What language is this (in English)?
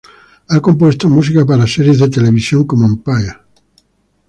Spanish